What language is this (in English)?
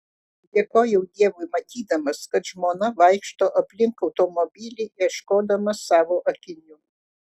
Lithuanian